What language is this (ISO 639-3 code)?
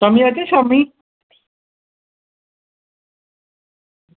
doi